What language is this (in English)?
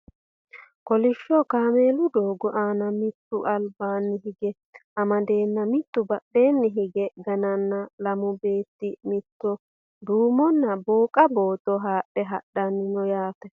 Sidamo